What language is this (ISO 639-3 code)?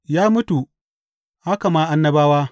hau